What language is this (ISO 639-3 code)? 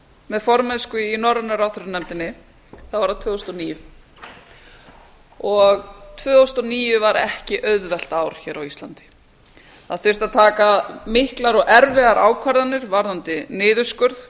isl